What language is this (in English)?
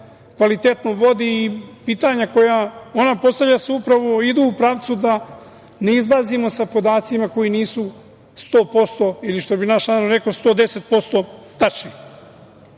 Serbian